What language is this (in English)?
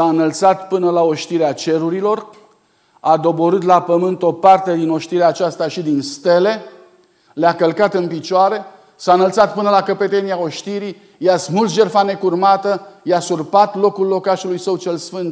Romanian